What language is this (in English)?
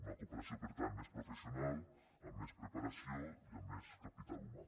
Catalan